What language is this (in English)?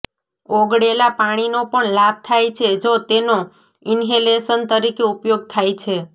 Gujarati